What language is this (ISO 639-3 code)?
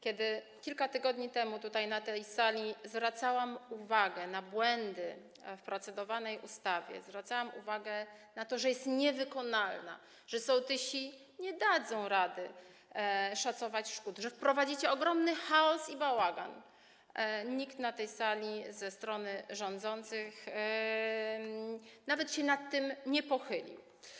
pol